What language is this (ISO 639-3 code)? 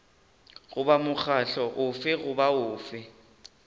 nso